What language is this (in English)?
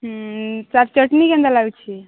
Odia